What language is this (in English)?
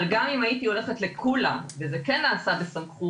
Hebrew